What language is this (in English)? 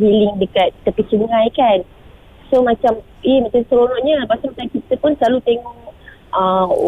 Malay